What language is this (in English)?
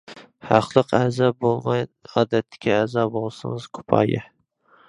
Uyghur